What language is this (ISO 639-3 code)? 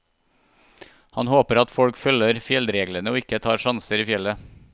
nor